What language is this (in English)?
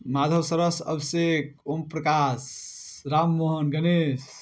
Maithili